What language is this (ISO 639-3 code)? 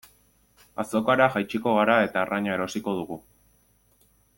eus